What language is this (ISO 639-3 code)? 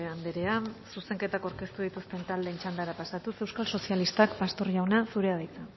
eus